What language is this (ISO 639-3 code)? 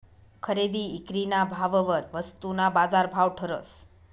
mar